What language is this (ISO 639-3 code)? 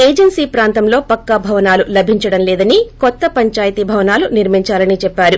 tel